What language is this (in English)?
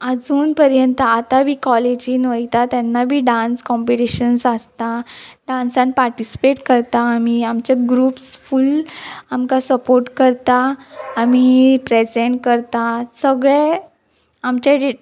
Konkani